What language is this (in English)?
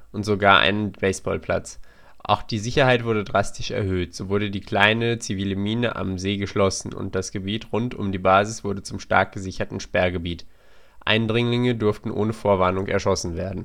German